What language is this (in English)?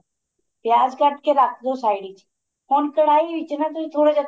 Punjabi